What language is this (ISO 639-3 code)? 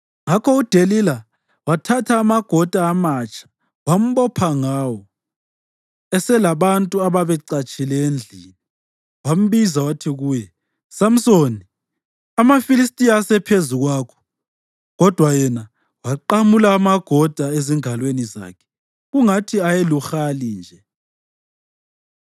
nde